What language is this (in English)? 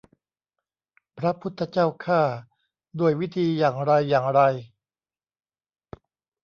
Thai